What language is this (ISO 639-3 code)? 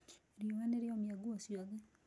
kik